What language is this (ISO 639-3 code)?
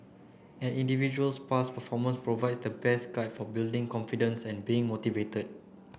eng